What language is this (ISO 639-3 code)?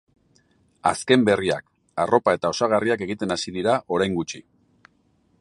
eus